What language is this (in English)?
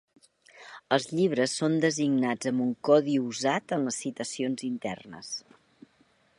Catalan